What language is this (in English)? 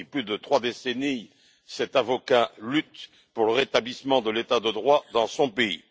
French